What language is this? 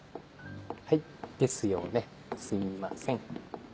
Japanese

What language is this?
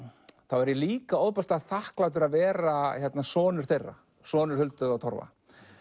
Icelandic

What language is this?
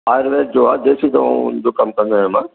Sindhi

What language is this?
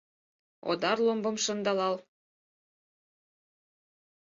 Mari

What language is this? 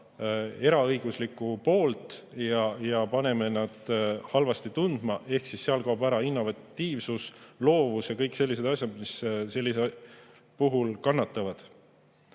Estonian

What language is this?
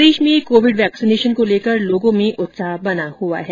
Hindi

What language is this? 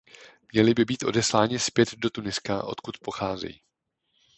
Czech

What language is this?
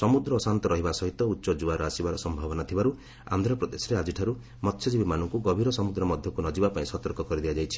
Odia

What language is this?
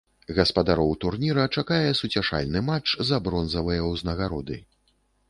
Belarusian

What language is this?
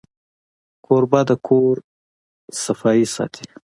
Pashto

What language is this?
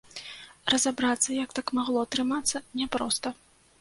Belarusian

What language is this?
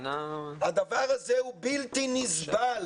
Hebrew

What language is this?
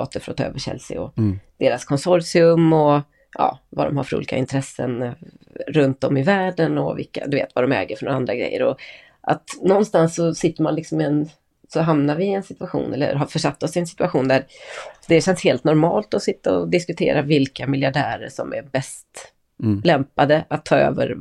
Swedish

